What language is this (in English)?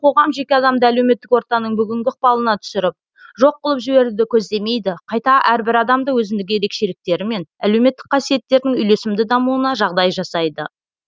Kazakh